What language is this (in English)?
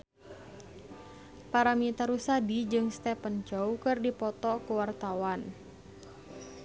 Sundanese